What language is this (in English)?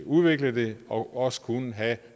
Danish